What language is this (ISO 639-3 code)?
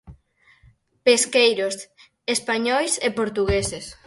glg